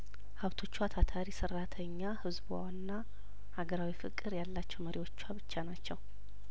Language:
Amharic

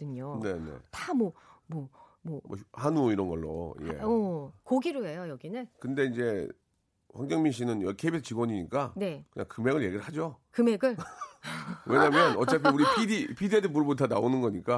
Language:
Korean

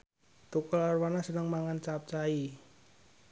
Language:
Javanese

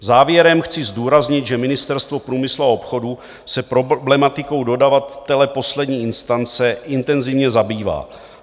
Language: Czech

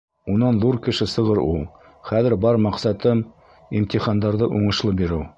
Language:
Bashkir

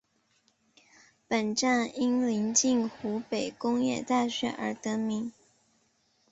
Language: Chinese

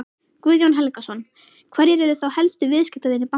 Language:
Icelandic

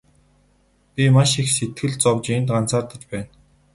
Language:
Mongolian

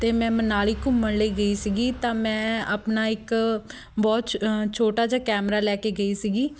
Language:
Punjabi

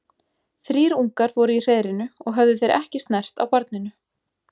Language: Icelandic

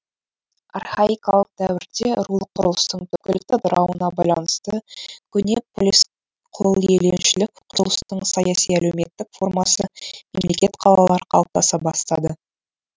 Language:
Kazakh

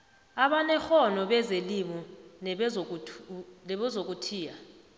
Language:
South Ndebele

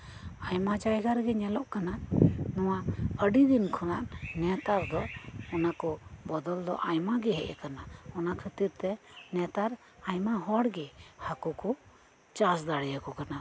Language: Santali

